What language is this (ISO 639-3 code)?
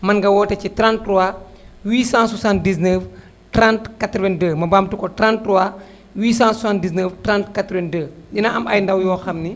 wol